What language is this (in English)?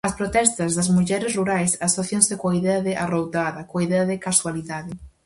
Galician